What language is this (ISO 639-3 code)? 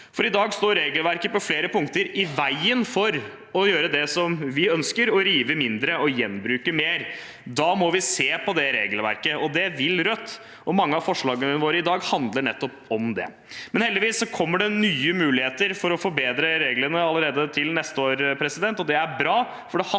nor